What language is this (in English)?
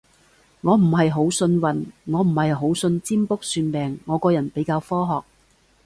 Cantonese